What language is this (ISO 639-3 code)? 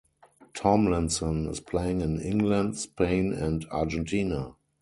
eng